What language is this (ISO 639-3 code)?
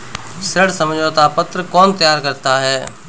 hin